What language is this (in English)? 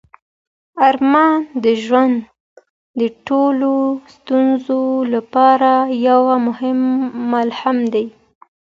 Pashto